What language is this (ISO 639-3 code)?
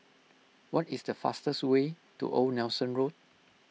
eng